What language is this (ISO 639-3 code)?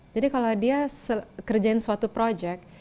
ind